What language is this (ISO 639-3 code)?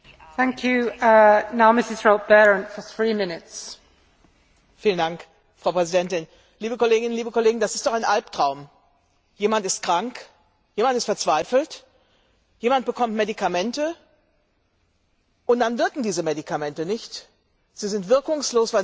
deu